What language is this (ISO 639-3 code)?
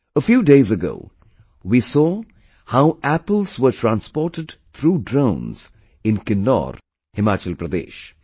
eng